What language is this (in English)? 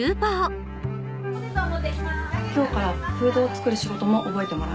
Japanese